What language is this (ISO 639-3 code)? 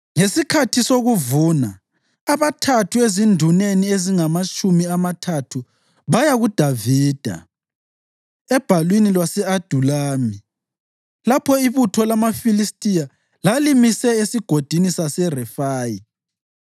nde